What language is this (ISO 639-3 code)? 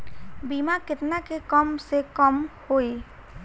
bho